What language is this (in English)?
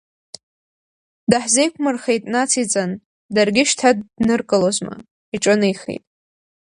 Abkhazian